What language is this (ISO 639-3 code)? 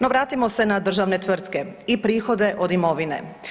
hrv